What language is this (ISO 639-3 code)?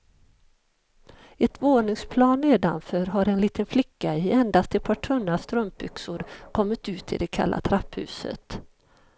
swe